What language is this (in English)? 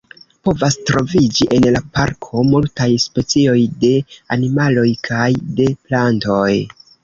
Esperanto